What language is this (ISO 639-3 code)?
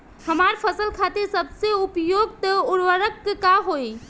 bho